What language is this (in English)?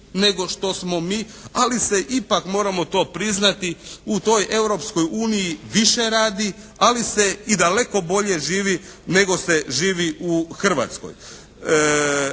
Croatian